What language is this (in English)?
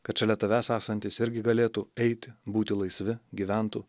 Lithuanian